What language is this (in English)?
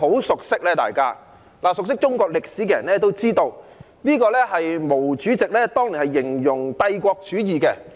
Cantonese